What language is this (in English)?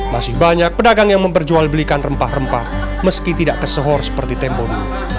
Indonesian